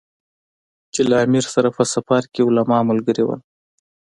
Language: Pashto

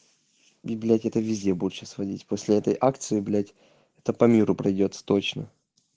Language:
Russian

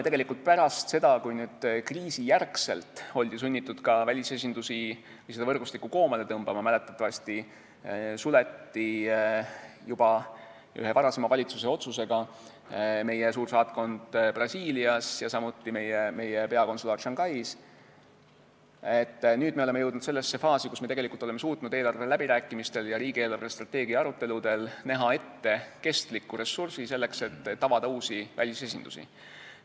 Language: Estonian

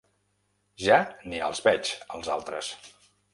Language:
Catalan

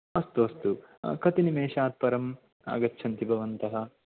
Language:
Sanskrit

